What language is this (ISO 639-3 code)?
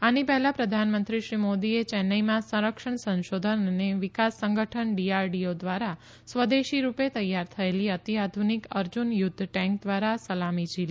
guj